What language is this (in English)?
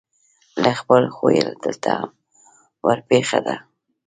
Pashto